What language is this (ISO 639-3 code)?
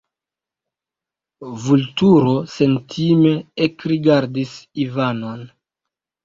epo